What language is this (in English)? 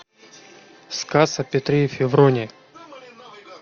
Russian